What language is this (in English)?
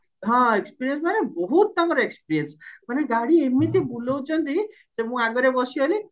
Odia